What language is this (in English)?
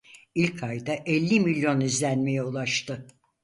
Turkish